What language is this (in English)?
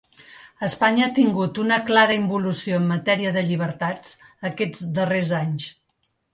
Catalan